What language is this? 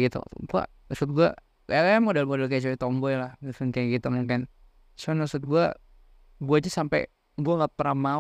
Indonesian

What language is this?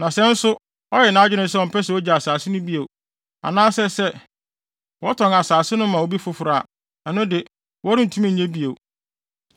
Akan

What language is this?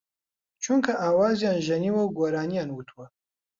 Central Kurdish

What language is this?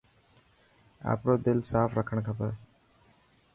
Dhatki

